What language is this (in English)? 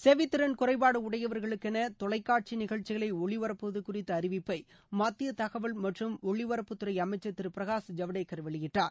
Tamil